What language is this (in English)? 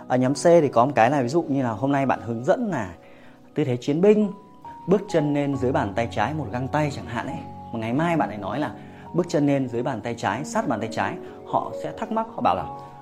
Vietnamese